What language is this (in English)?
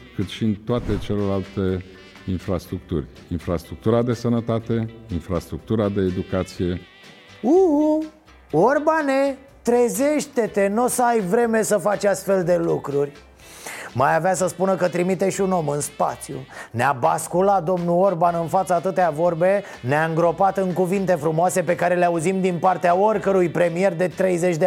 Romanian